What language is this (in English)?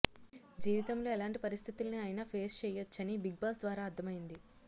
Telugu